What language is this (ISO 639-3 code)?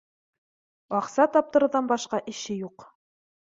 bak